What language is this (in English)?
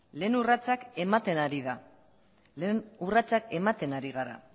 Basque